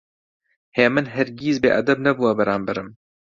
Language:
Central Kurdish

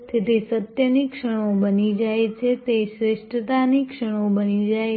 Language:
Gujarati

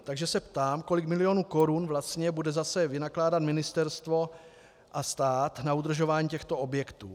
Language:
Czech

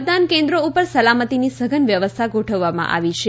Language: Gujarati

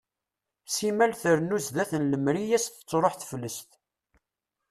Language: Kabyle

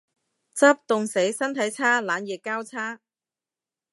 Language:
Cantonese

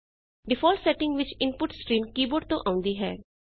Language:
Punjabi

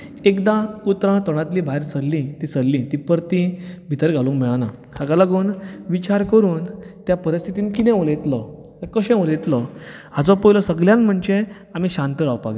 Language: Konkani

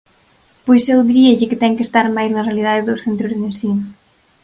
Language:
Galician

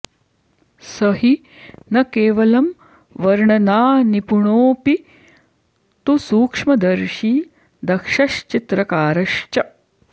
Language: Sanskrit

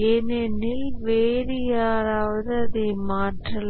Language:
Tamil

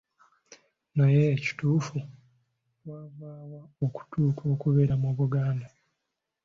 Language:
Ganda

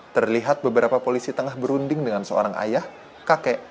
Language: Indonesian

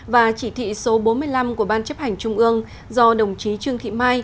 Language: Vietnamese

